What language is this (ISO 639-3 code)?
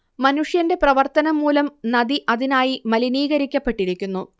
mal